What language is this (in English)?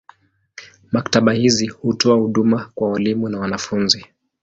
Swahili